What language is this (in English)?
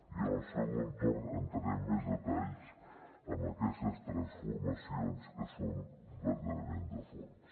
Catalan